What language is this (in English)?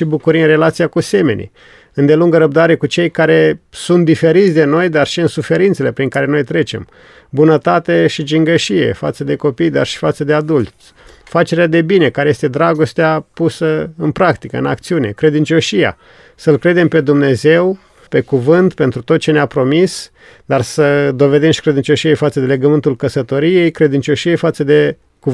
Romanian